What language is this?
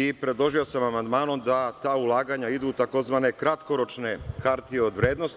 Serbian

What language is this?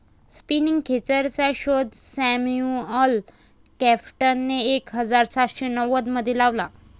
Marathi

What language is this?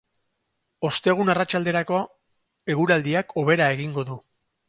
Basque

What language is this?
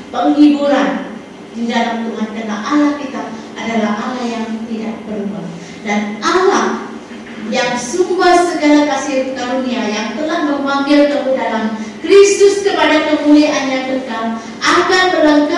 Malay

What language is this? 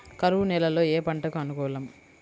Telugu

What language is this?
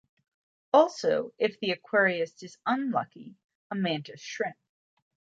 English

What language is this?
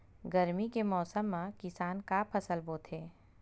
Chhattisgarhi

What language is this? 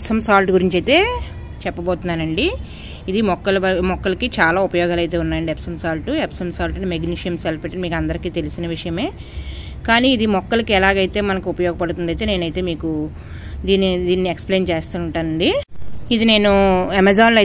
Telugu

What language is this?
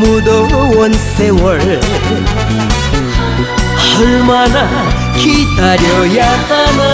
Korean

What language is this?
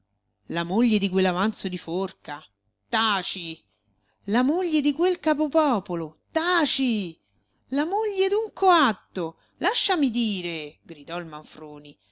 Italian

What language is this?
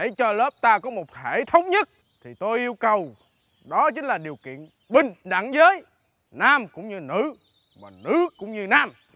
Vietnamese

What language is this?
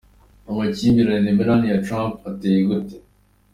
Kinyarwanda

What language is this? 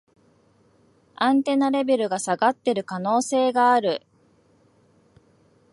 Japanese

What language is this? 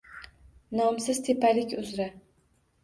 Uzbek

